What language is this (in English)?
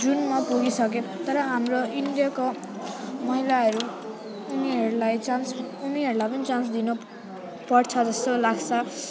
Nepali